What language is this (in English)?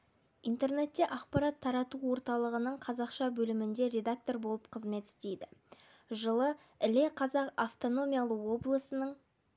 Kazakh